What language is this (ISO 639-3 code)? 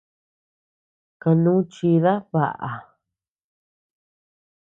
cux